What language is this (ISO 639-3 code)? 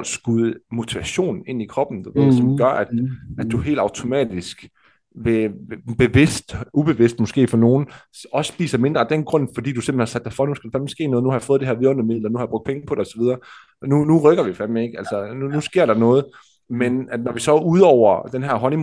dan